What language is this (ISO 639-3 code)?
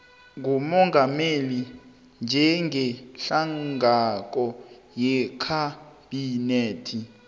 nbl